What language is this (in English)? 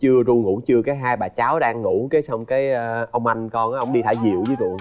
Vietnamese